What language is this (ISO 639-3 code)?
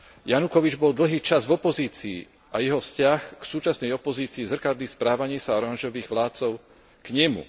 slk